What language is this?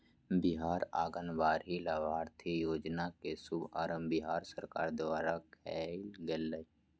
Magahi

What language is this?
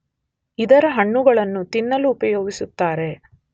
Kannada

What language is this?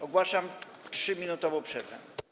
Polish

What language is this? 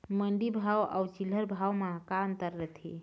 Chhattisgarhi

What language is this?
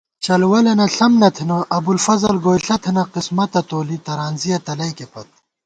Gawar-Bati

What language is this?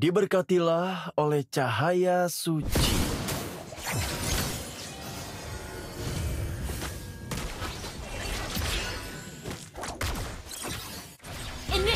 Indonesian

